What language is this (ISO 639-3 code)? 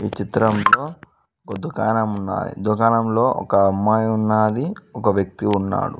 tel